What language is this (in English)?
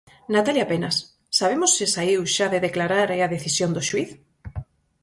Galician